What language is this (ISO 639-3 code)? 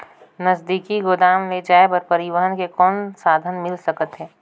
hne